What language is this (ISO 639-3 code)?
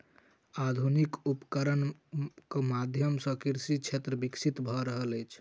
mai